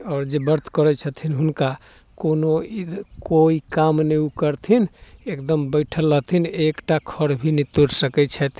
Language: Maithili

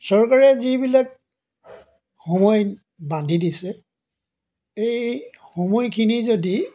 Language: Assamese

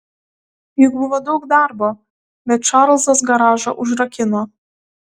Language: Lithuanian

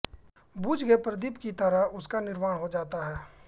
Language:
Hindi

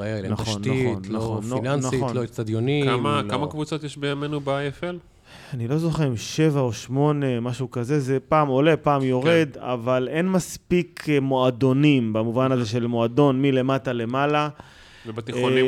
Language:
Hebrew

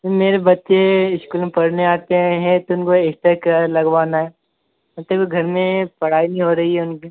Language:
Hindi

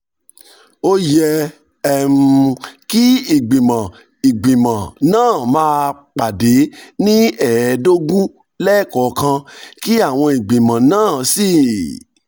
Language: Yoruba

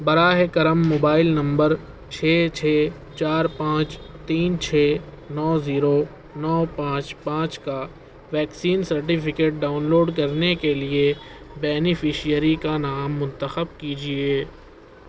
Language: Urdu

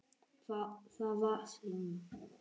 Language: Icelandic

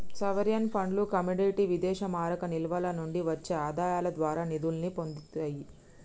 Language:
Telugu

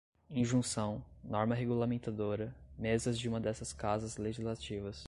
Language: Portuguese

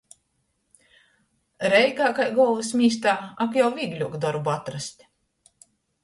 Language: Latgalian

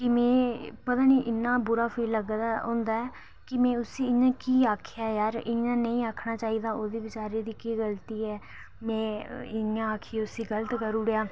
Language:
Dogri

